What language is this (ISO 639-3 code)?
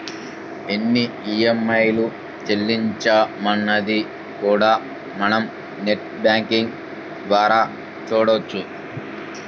tel